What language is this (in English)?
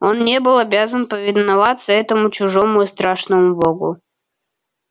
Russian